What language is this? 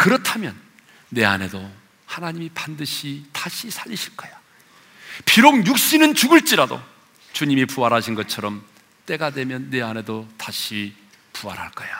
Korean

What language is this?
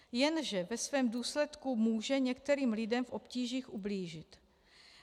Czech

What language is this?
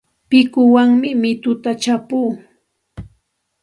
Santa Ana de Tusi Pasco Quechua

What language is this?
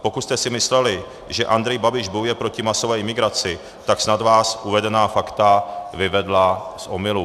Czech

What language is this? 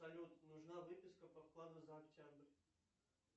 Russian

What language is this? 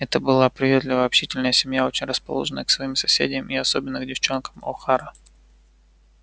Russian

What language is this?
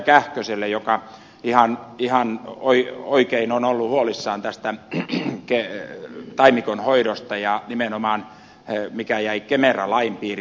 Finnish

